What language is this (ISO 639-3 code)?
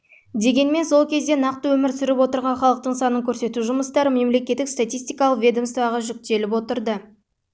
kaz